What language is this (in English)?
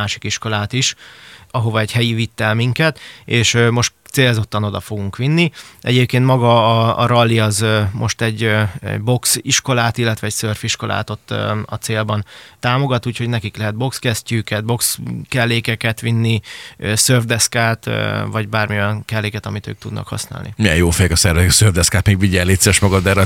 Hungarian